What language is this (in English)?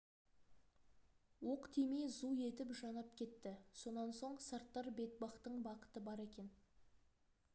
Kazakh